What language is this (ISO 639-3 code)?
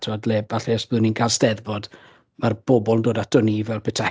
cym